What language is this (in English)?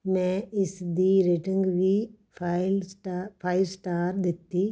Punjabi